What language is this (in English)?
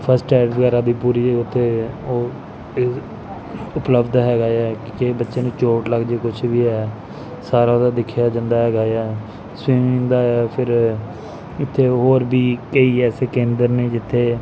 Punjabi